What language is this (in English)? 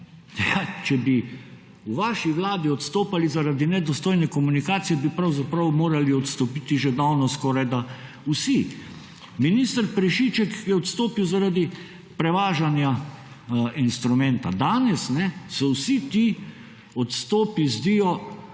Slovenian